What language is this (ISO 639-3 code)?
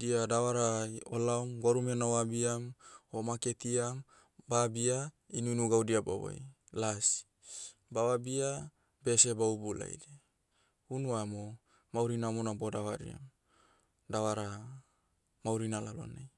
meu